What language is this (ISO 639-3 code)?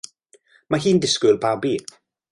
cym